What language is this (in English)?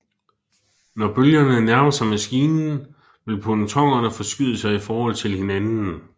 Danish